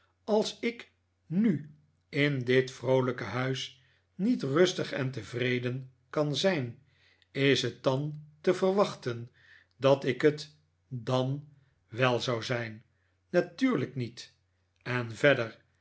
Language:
Dutch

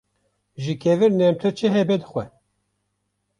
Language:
Kurdish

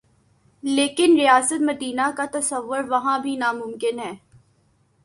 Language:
Urdu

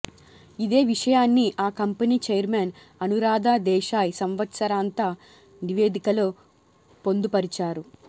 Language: Telugu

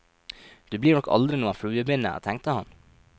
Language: Norwegian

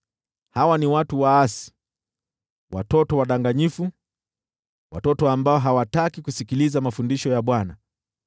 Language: Swahili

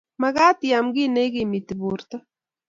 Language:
Kalenjin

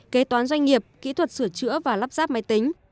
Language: Vietnamese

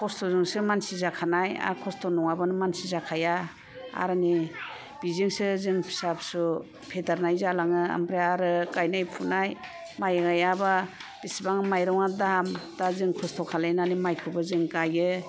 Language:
Bodo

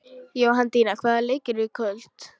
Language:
Icelandic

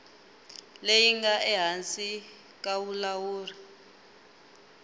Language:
Tsonga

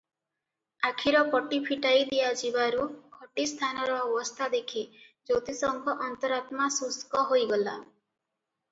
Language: Odia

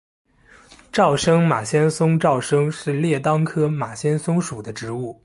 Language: Chinese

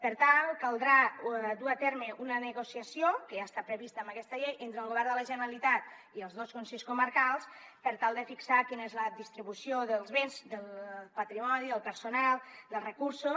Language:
Catalan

